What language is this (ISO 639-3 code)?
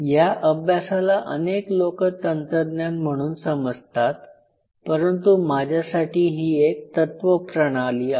mar